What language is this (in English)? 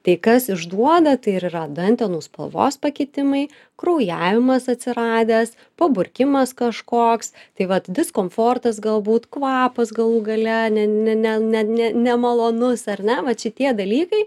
Lithuanian